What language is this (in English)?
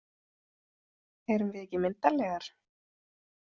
Icelandic